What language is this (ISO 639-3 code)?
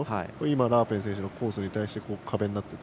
jpn